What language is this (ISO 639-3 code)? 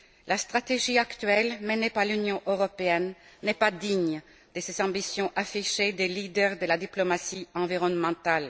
fra